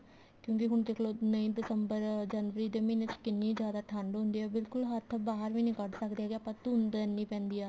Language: Punjabi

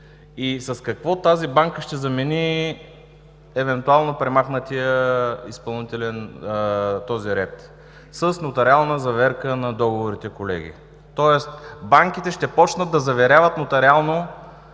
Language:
Bulgarian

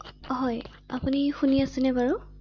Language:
Assamese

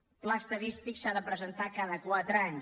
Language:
Catalan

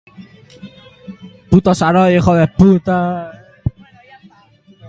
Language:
Basque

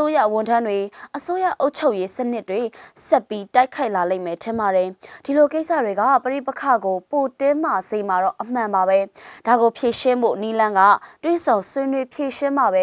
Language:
Korean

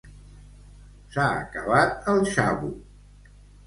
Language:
Catalan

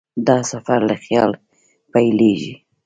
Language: Pashto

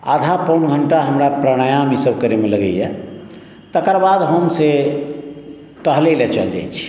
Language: Maithili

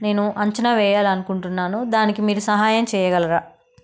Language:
Telugu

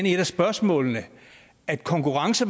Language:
Danish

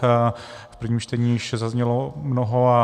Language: Czech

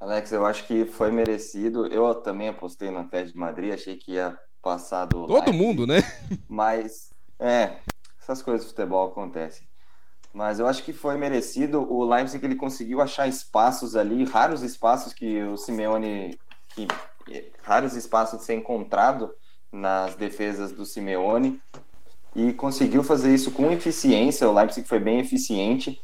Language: Portuguese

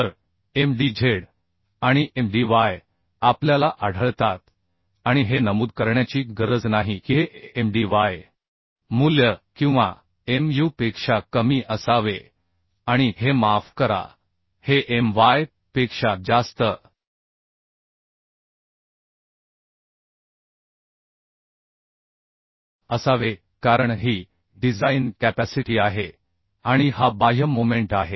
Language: Marathi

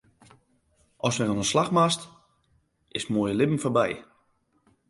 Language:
Western Frisian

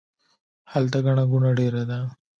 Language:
Pashto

